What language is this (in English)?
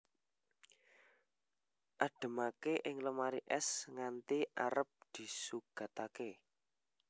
Javanese